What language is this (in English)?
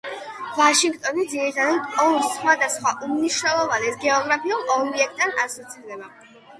Georgian